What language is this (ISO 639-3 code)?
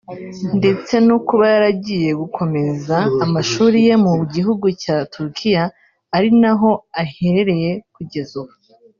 kin